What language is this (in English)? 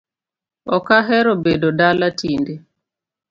Luo (Kenya and Tanzania)